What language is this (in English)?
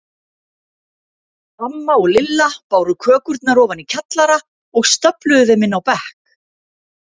Icelandic